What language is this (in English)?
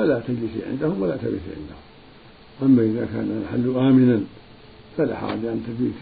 Arabic